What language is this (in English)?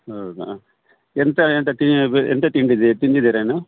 Kannada